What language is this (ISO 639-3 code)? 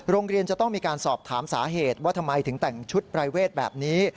tha